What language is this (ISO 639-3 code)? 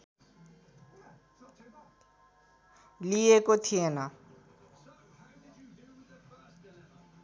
nep